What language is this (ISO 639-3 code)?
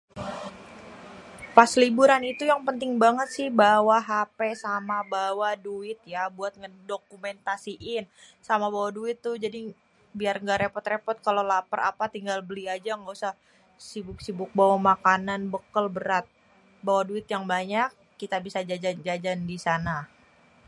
bew